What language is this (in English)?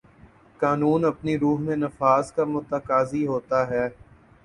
Urdu